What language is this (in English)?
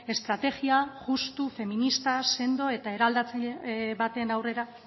Basque